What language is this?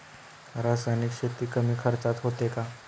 Marathi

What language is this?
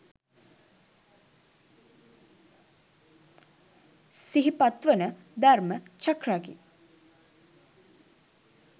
Sinhala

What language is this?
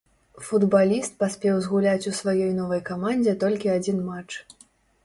Belarusian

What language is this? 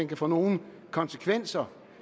Danish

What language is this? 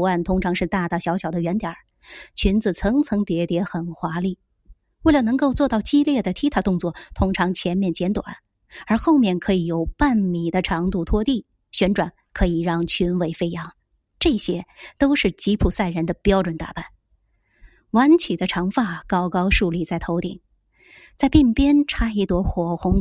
Chinese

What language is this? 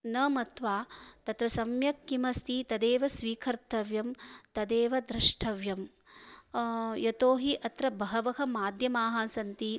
Sanskrit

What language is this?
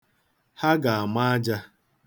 Igbo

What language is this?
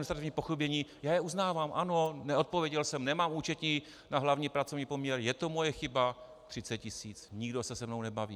Czech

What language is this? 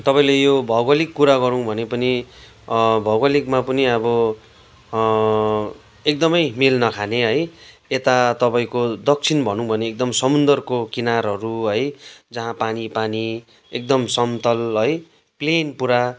Nepali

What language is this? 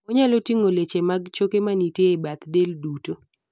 Luo (Kenya and Tanzania)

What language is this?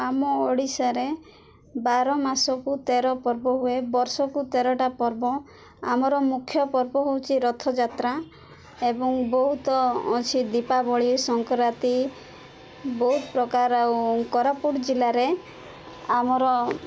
Odia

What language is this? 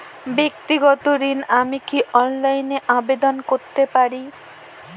Bangla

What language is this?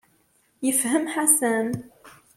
Kabyle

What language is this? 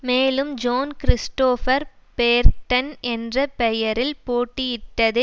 Tamil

